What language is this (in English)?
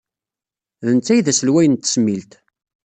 Kabyle